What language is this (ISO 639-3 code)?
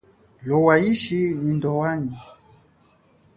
cjk